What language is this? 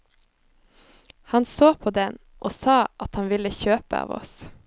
Norwegian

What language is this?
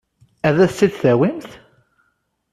Kabyle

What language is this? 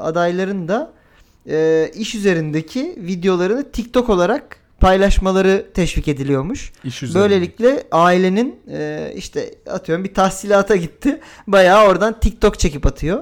Turkish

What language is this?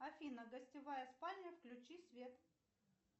Russian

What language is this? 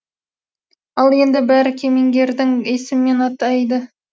Kazakh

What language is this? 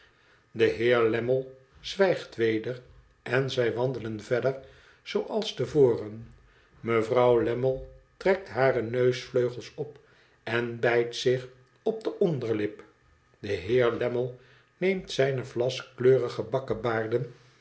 Dutch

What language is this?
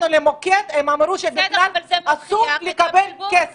Hebrew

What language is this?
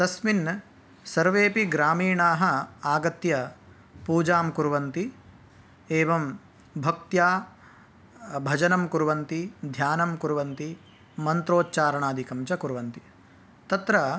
Sanskrit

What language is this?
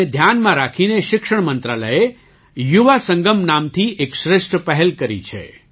Gujarati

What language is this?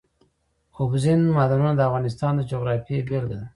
Pashto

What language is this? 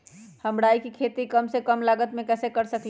Magahi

